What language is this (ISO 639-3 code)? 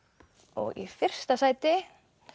isl